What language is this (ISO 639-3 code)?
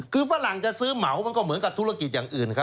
tha